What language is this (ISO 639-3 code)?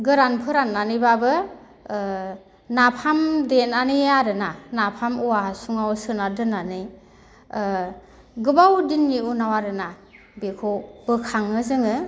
brx